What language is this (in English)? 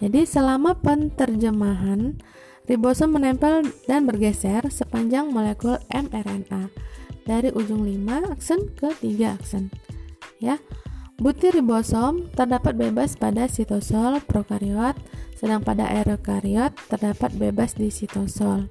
Indonesian